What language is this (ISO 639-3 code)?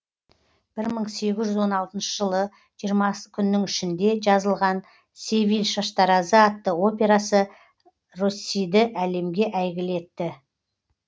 kaz